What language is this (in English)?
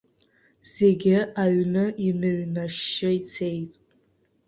Abkhazian